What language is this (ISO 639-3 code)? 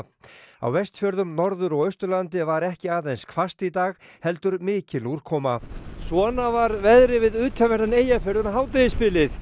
isl